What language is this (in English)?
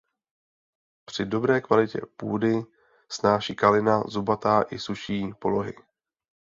Czech